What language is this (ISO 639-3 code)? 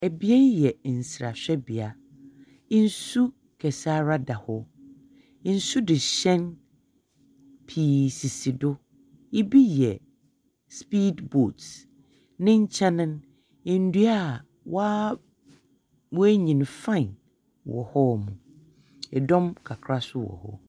aka